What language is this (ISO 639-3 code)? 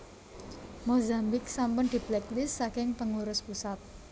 jav